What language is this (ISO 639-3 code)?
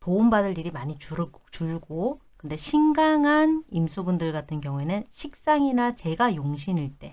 kor